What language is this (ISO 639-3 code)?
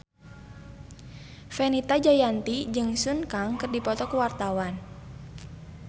sun